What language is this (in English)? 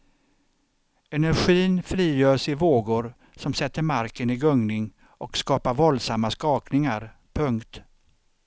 Swedish